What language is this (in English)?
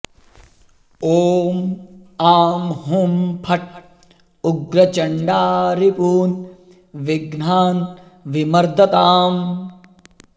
Sanskrit